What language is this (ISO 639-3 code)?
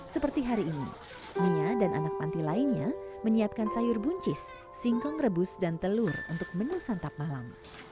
ind